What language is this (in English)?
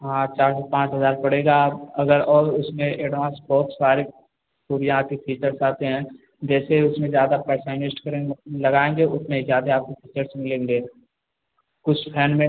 Hindi